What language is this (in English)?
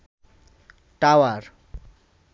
Bangla